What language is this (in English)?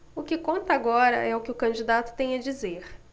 Portuguese